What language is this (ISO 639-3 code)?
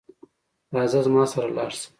pus